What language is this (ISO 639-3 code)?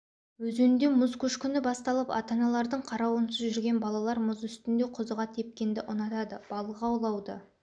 kaz